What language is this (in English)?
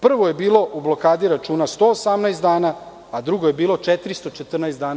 Serbian